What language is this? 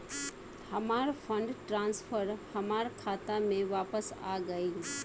Bhojpuri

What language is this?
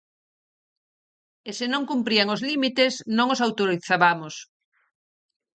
Galician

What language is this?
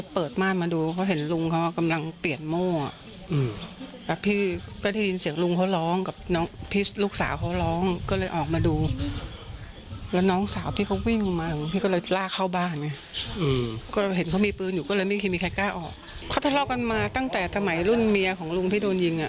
Thai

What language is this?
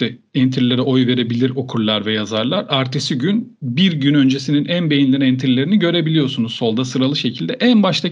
Turkish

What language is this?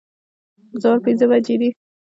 Pashto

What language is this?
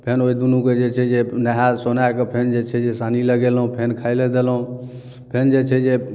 Maithili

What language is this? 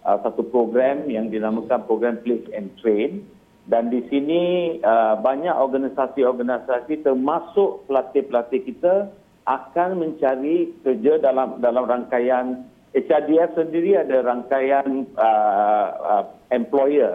Malay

